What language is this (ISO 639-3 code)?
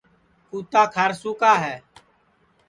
ssi